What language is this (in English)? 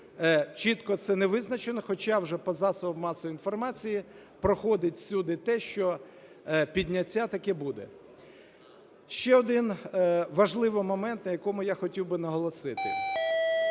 Ukrainian